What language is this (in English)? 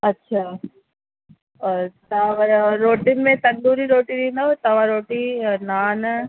Sindhi